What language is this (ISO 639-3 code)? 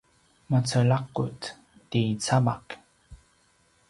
pwn